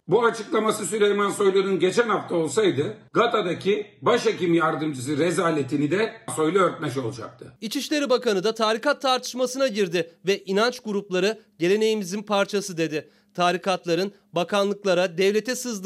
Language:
Turkish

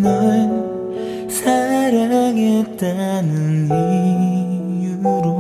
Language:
Korean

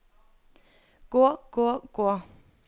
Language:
Norwegian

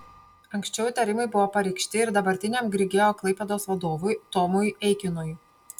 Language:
Lithuanian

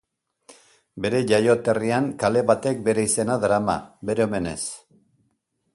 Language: Basque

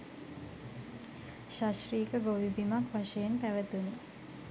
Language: Sinhala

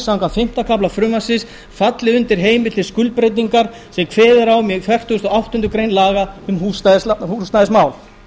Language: Icelandic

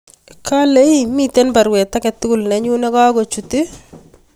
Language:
Kalenjin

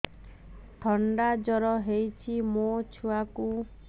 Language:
Odia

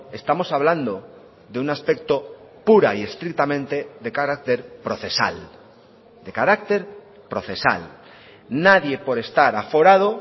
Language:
Spanish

